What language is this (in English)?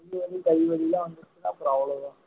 Tamil